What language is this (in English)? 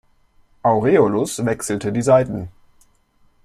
German